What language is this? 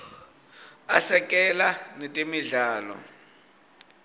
Swati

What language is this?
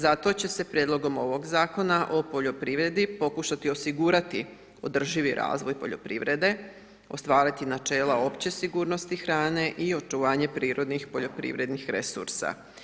Croatian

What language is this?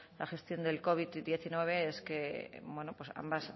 Spanish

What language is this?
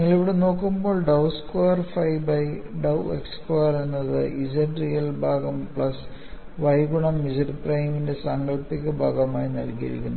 Malayalam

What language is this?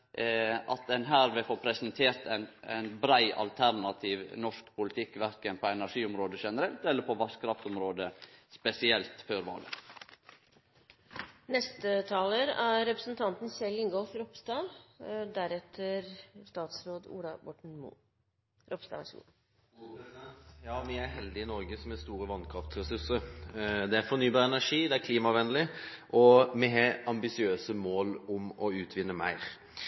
Norwegian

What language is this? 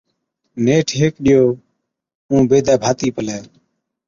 Od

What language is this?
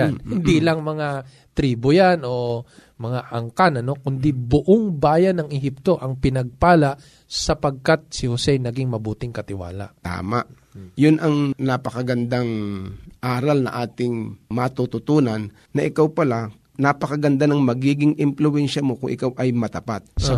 Filipino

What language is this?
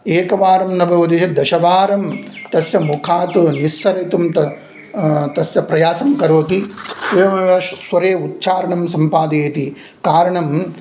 Sanskrit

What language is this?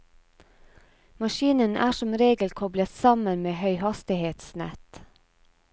Norwegian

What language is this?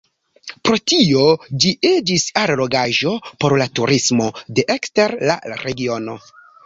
Esperanto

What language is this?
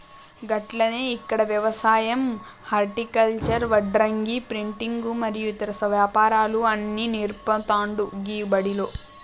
Telugu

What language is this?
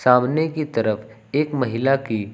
Hindi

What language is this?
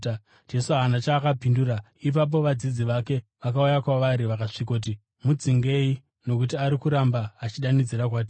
Shona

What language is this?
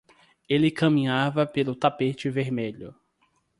Portuguese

